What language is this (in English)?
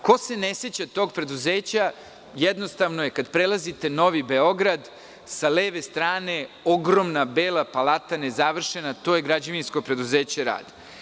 Serbian